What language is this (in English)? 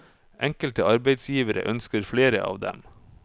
Norwegian